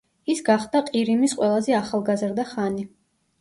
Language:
Georgian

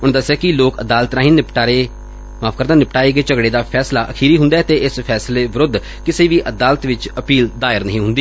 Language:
Punjabi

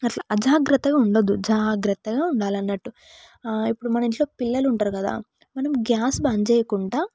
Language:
Telugu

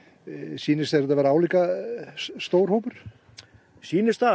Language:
Icelandic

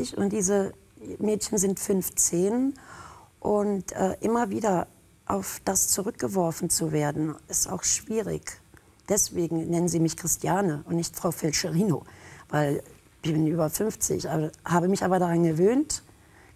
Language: German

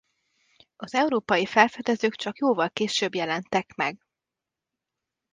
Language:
Hungarian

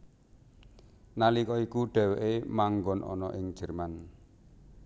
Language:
Javanese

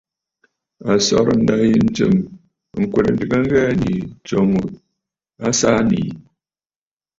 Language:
Bafut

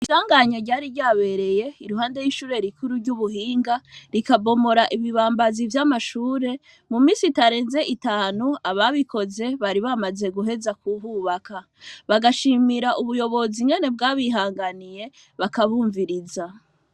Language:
Rundi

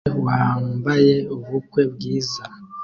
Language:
Kinyarwanda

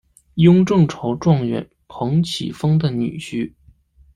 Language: Chinese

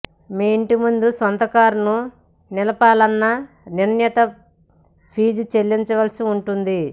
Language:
Telugu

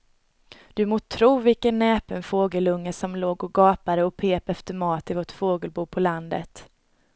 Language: Swedish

